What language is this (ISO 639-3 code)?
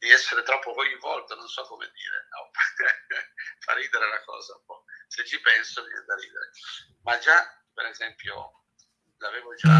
ita